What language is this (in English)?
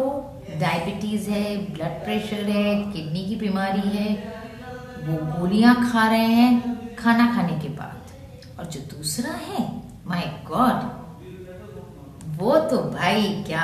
Hindi